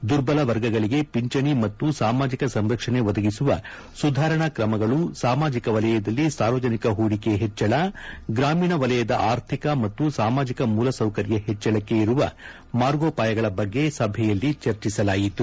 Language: Kannada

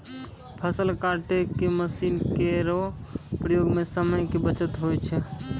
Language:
Maithili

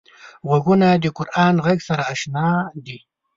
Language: Pashto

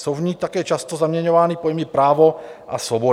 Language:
Czech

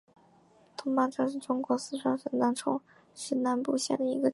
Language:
Chinese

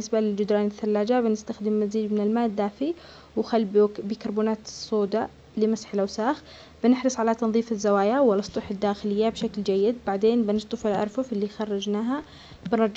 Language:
Omani Arabic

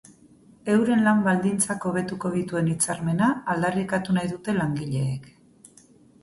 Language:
Basque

